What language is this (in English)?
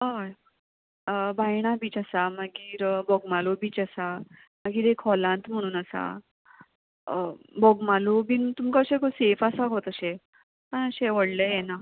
Konkani